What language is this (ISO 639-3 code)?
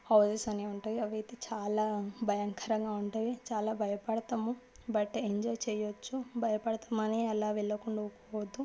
tel